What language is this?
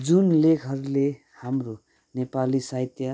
Nepali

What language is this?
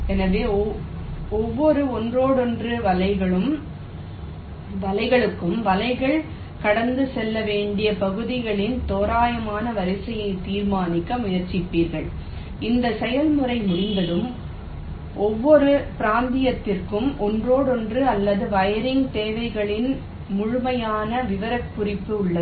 Tamil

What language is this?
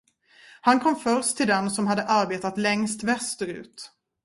Swedish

